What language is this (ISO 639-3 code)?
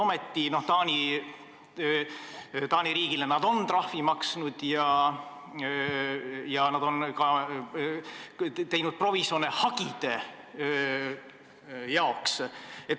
est